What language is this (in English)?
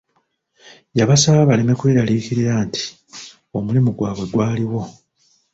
Ganda